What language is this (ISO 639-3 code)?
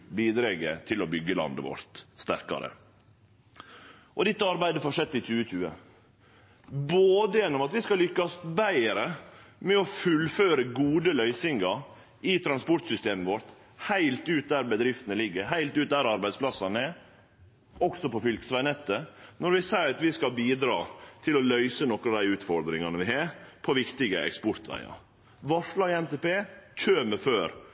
nno